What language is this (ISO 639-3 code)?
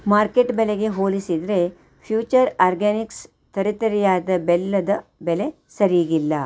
kan